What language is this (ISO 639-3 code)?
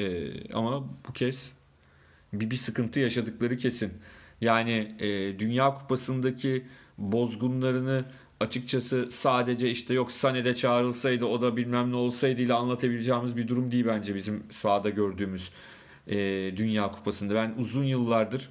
tur